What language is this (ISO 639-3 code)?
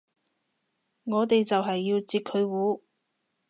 yue